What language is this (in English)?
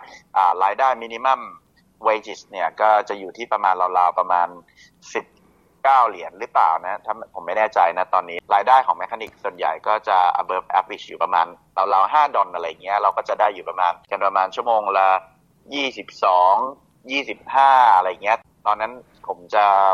Thai